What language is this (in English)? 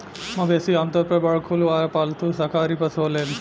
Bhojpuri